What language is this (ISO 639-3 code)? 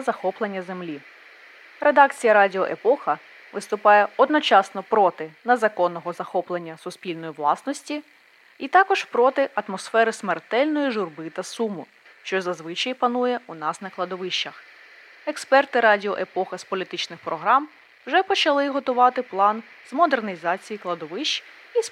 ukr